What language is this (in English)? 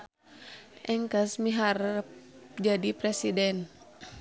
Sundanese